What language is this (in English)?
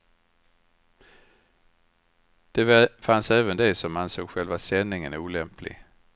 Swedish